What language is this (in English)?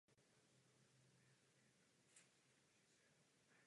Czech